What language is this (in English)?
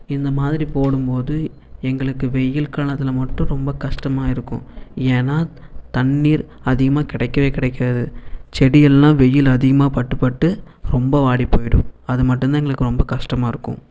Tamil